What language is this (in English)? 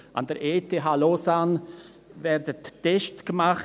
Swiss German